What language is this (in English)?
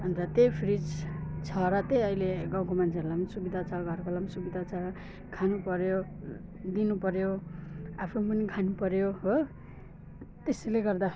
Nepali